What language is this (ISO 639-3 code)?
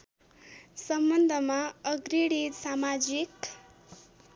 nep